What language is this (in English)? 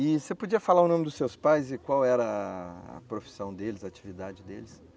Portuguese